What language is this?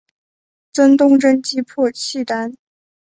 Chinese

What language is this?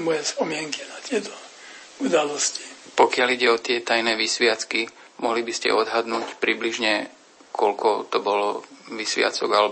Slovak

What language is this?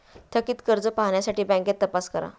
Marathi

